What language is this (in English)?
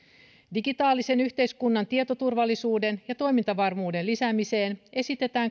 Finnish